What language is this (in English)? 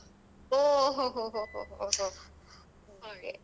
Kannada